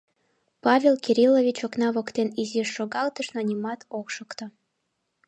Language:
Mari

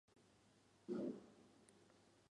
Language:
Chinese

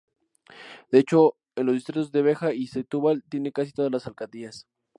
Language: Spanish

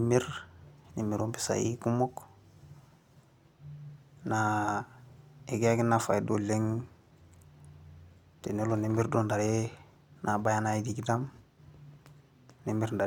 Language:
Masai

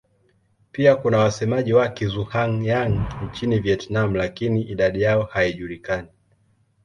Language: Swahili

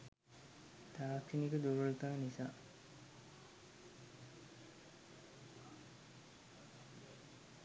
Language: Sinhala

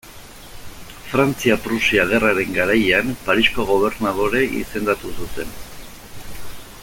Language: Basque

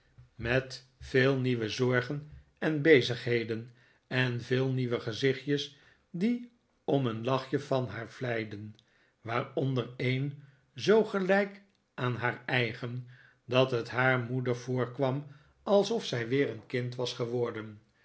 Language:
Dutch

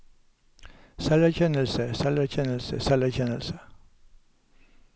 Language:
Norwegian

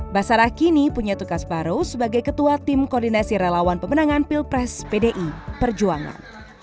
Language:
Indonesian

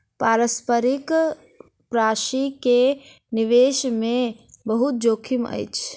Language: Maithili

